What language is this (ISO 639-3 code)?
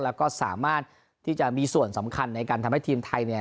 tha